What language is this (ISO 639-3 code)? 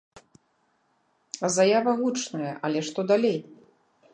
bel